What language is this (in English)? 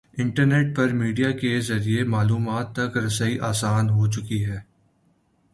Urdu